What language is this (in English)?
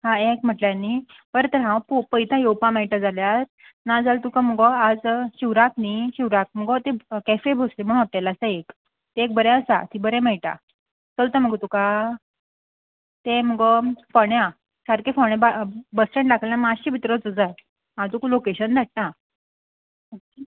Konkani